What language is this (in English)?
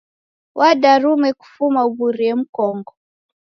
Taita